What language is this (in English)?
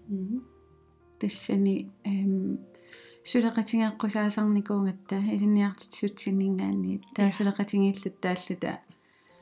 Finnish